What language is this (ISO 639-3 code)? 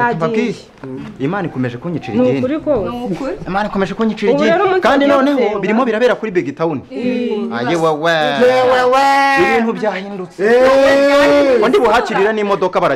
ron